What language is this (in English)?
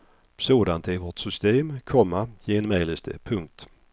Swedish